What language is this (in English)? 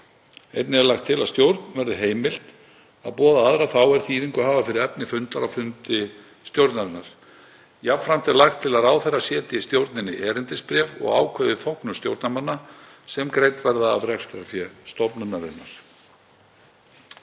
Icelandic